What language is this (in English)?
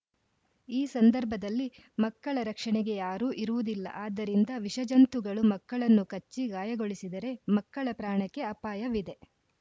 Kannada